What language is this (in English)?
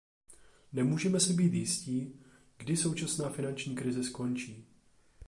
Czech